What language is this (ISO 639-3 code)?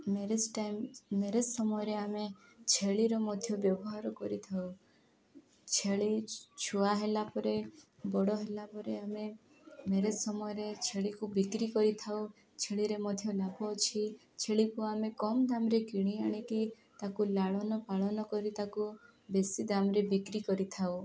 ori